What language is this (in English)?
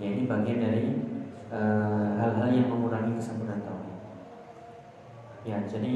Indonesian